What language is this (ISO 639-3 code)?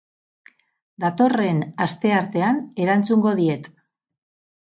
eus